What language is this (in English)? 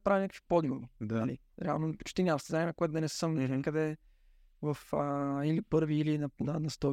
Bulgarian